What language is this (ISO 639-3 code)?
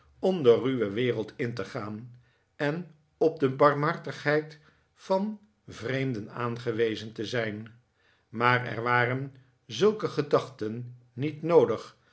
nld